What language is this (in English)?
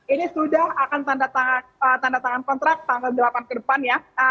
Indonesian